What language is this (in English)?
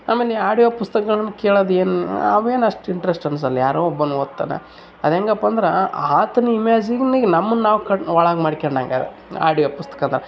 Kannada